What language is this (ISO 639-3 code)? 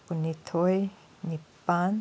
mni